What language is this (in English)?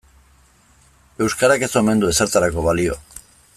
Basque